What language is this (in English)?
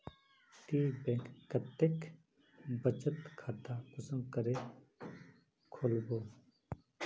Magahi